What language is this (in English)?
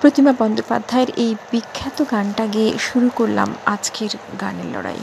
Bangla